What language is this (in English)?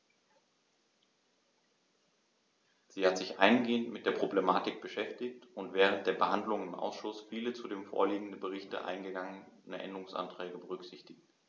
German